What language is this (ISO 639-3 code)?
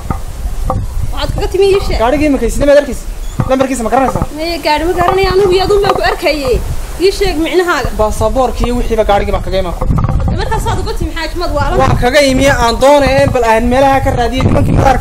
ara